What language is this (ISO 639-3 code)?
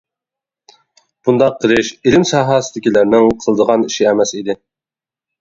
uig